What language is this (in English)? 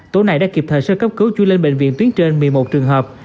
Vietnamese